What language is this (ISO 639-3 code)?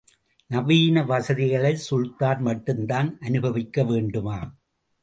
tam